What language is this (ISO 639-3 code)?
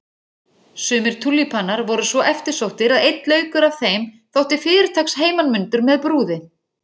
isl